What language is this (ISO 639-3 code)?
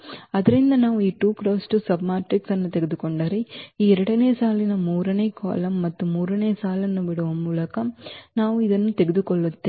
kan